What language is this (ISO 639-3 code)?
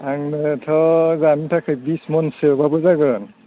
brx